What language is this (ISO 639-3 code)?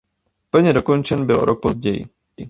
ces